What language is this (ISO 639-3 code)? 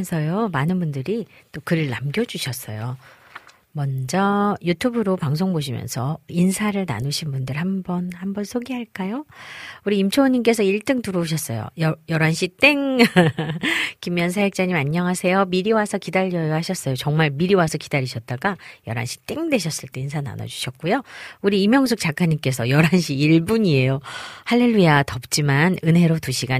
kor